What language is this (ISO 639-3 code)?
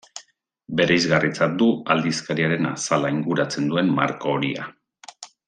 eus